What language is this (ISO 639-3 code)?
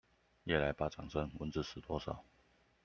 zho